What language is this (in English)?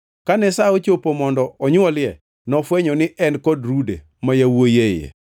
Luo (Kenya and Tanzania)